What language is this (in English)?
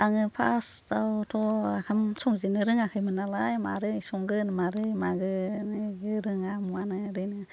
Bodo